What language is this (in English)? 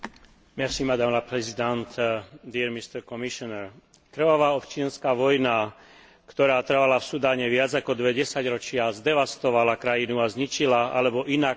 Slovak